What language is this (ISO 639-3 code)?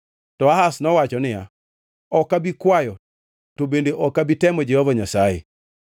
luo